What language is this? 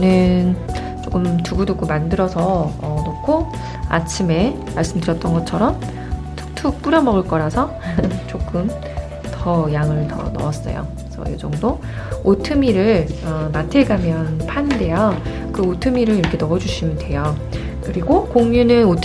Korean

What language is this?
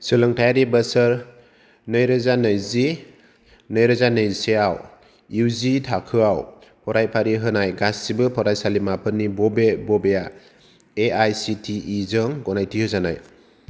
Bodo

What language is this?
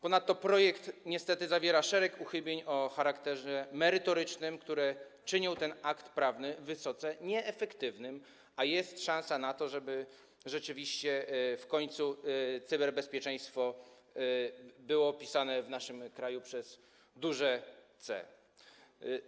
Polish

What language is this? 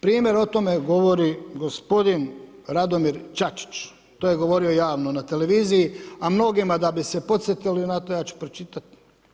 Croatian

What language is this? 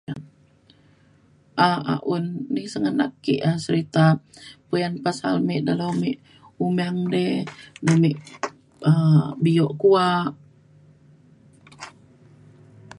Mainstream Kenyah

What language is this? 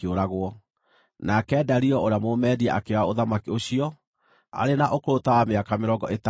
Kikuyu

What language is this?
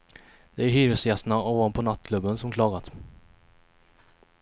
Swedish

